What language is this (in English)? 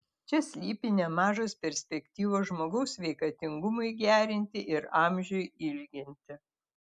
Lithuanian